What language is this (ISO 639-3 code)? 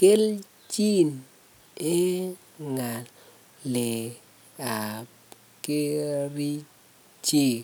kln